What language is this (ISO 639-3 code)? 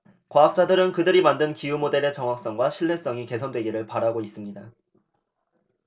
kor